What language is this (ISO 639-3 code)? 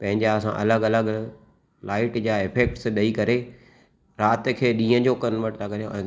snd